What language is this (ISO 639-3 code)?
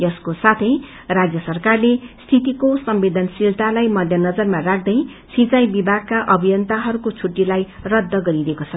nep